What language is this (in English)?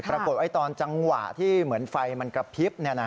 Thai